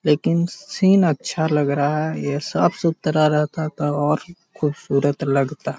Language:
Magahi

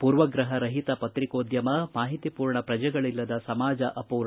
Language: Kannada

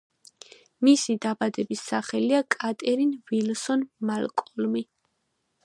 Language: Georgian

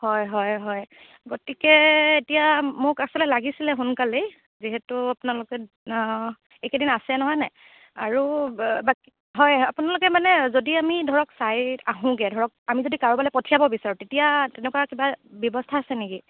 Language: Assamese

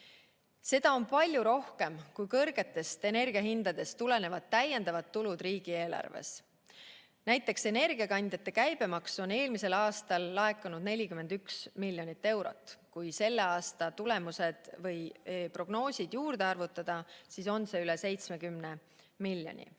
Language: Estonian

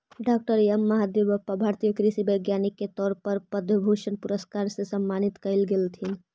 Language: Magahi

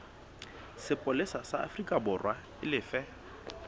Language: Southern Sotho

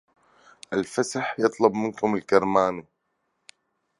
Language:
Arabic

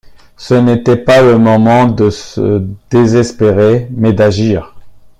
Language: French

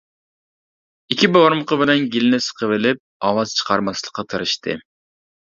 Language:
Uyghur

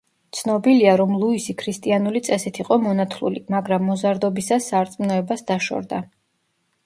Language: Georgian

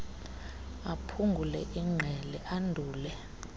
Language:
Xhosa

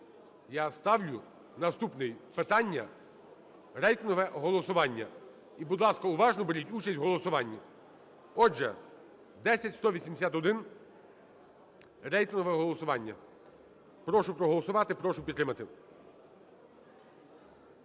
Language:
Ukrainian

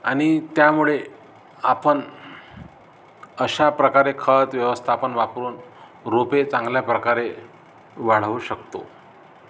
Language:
Marathi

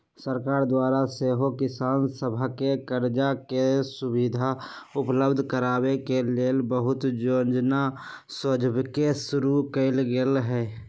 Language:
Magahi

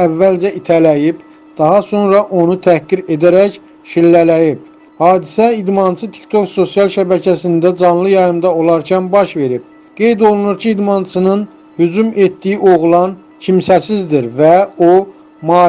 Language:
Turkish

